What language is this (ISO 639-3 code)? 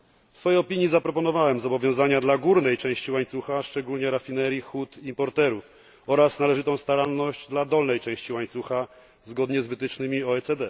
pol